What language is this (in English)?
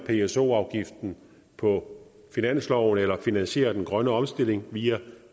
Danish